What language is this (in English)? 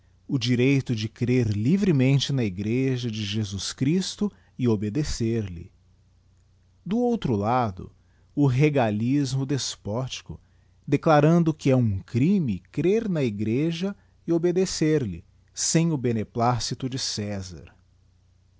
Portuguese